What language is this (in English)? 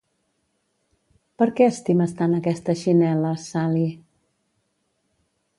Catalan